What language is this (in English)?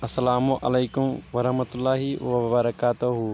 Kashmiri